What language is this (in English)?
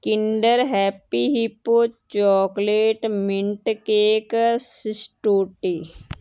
Punjabi